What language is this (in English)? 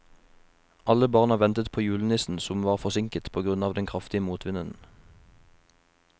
Norwegian